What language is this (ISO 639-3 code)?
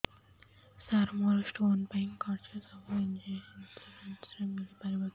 ori